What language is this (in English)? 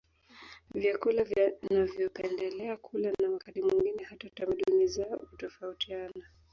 Swahili